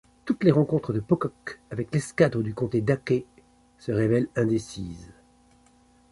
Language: French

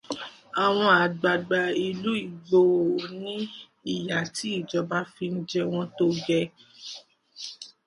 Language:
Yoruba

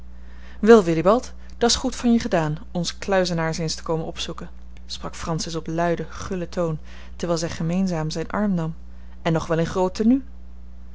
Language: Dutch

